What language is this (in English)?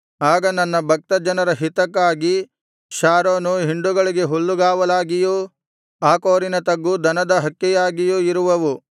Kannada